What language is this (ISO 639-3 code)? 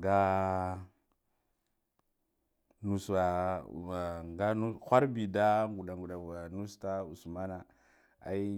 gdf